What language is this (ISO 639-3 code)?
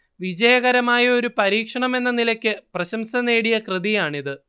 mal